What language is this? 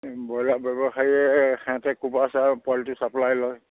Assamese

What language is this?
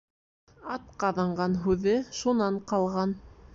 Bashkir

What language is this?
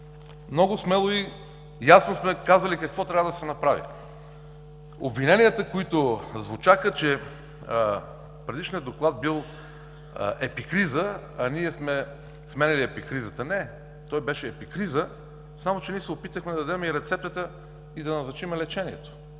Bulgarian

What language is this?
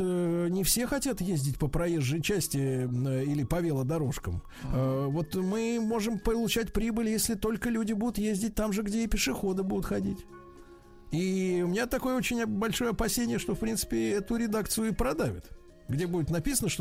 Russian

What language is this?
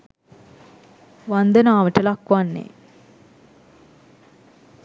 Sinhala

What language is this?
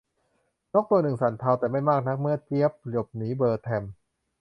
Thai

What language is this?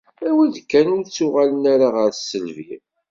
Kabyle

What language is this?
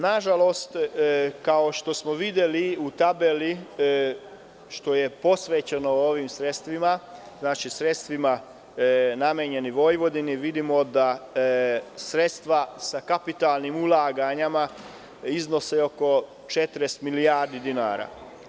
Serbian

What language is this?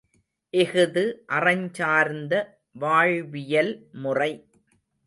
Tamil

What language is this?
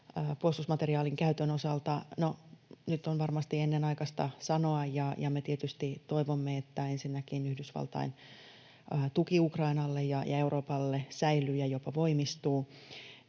Finnish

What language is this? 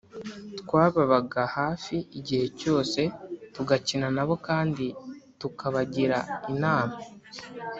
Kinyarwanda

